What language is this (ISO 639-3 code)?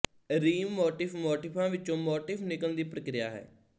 pan